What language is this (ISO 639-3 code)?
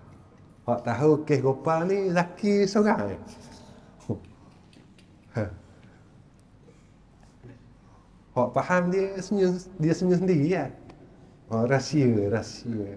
msa